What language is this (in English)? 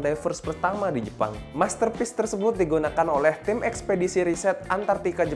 Indonesian